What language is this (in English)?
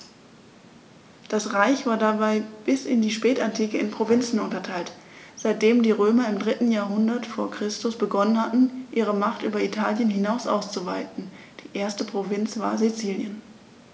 German